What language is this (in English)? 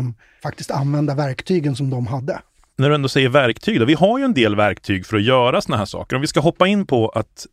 Swedish